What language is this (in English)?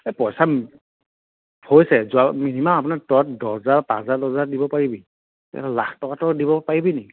Assamese